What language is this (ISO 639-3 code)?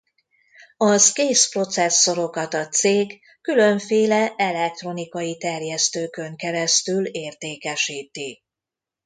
hun